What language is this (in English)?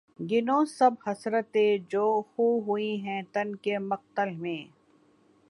Urdu